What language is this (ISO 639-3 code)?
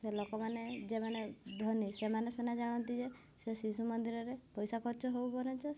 ori